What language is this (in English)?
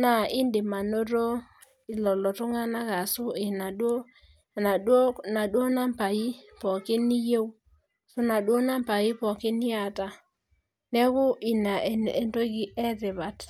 Masai